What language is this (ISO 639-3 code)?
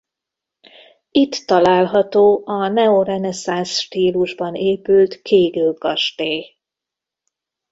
hun